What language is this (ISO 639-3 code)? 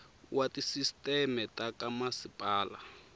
tso